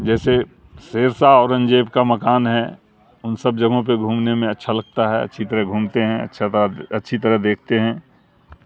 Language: Urdu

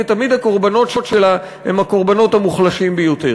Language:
Hebrew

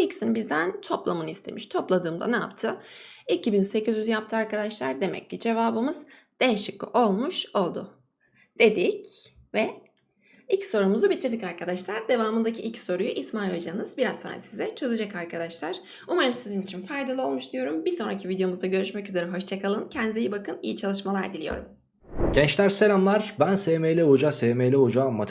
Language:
Turkish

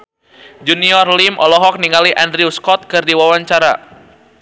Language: Sundanese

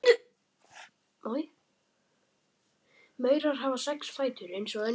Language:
Icelandic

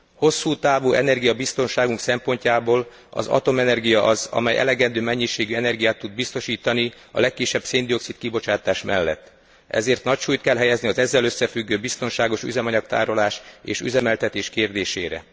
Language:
Hungarian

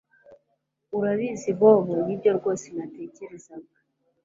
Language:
Kinyarwanda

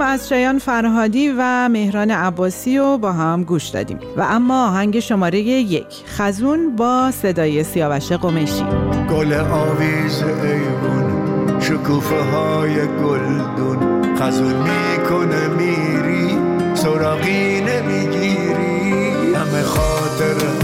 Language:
Persian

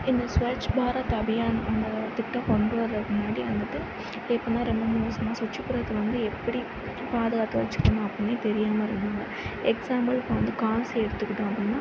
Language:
Tamil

